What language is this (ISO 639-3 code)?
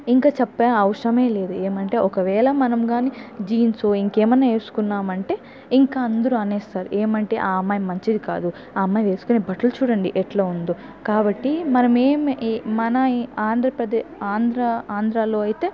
tel